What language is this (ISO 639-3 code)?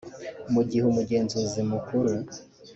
kin